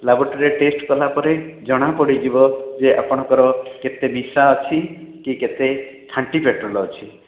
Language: Odia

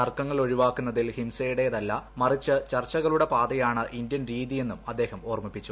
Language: Malayalam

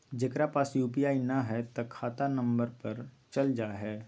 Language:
Magahi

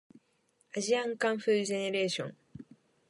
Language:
Japanese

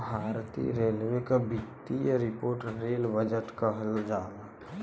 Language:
Bhojpuri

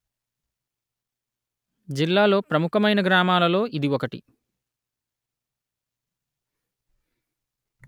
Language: Telugu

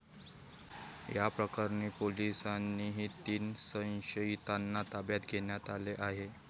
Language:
Marathi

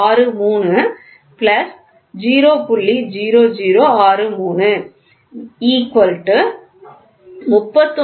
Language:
Tamil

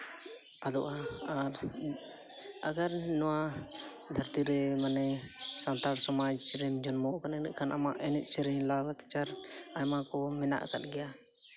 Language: Santali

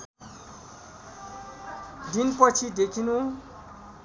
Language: Nepali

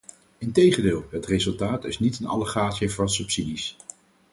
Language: Dutch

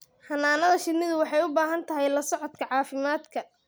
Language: Somali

